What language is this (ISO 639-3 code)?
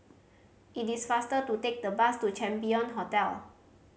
eng